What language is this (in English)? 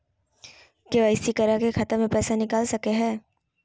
Magahi